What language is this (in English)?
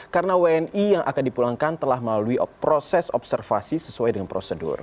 Indonesian